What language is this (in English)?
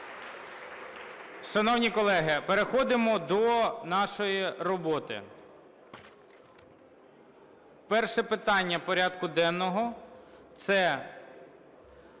Ukrainian